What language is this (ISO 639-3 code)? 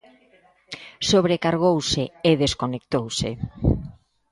glg